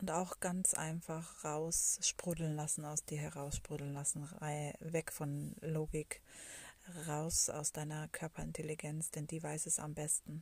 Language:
German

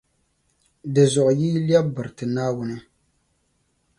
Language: Dagbani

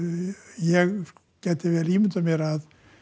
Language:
Icelandic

